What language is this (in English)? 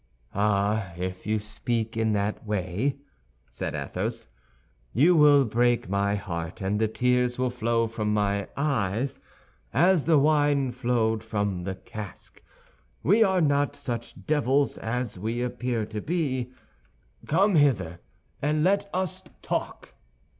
English